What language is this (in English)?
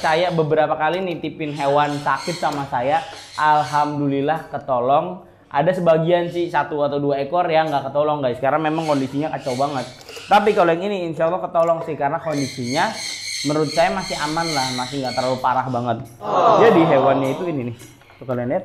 Indonesian